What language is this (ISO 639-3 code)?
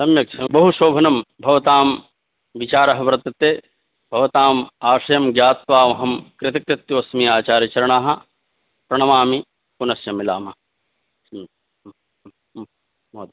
san